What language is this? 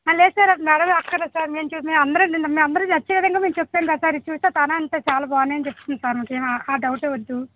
Telugu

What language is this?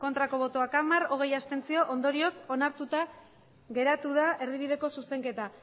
Basque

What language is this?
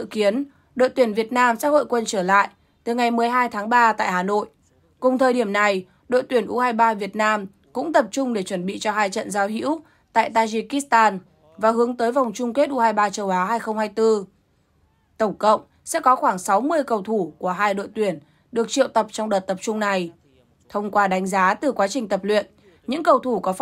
Vietnamese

